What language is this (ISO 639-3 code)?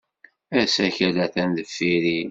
kab